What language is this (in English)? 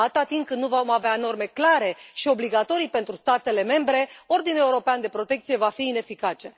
Romanian